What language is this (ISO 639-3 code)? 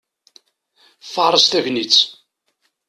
kab